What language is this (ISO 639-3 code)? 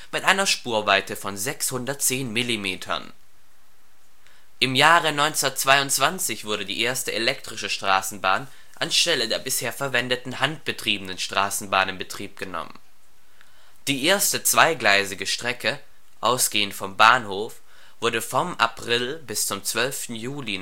deu